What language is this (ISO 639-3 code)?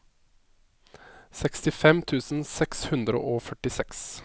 nor